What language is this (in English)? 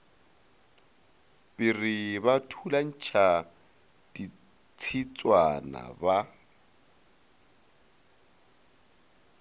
Northern Sotho